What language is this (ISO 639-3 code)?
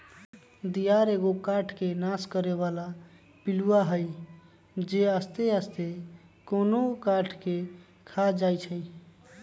mag